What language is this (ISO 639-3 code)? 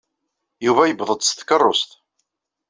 kab